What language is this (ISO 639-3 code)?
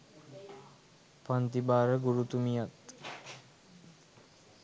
sin